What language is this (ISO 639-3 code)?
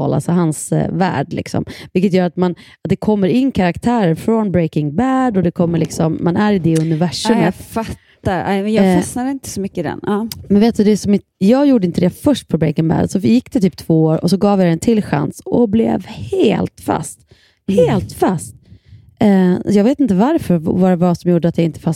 swe